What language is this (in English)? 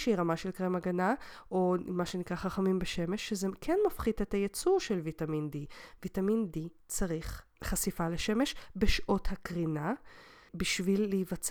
Hebrew